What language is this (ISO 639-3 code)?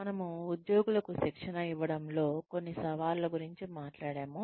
tel